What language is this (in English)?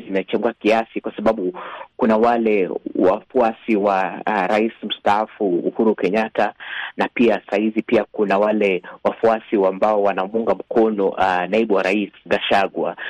Swahili